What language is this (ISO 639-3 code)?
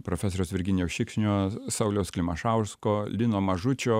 lit